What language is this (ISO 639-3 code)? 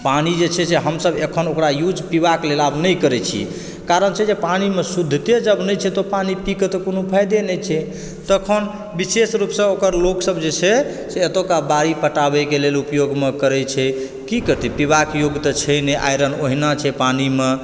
mai